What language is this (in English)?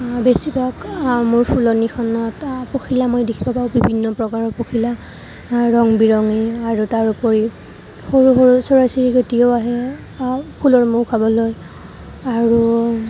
Assamese